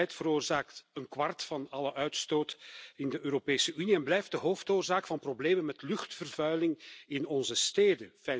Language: Dutch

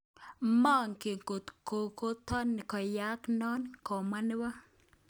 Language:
Kalenjin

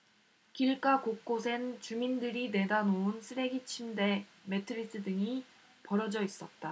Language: Korean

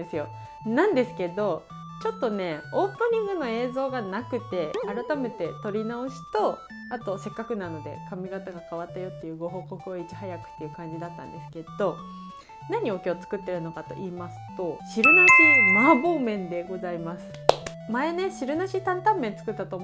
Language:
Japanese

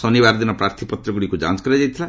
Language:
Odia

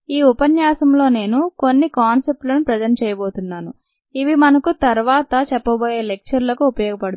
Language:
Telugu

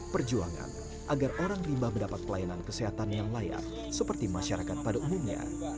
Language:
Indonesian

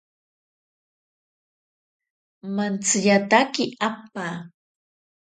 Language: Ashéninka Perené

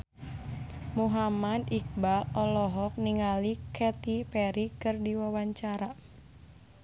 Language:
Sundanese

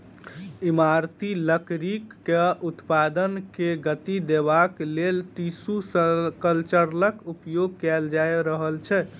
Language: Maithili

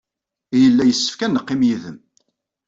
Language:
Kabyle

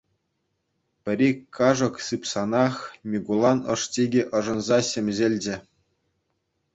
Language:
Chuvash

